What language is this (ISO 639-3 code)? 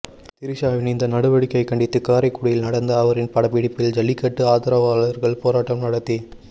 tam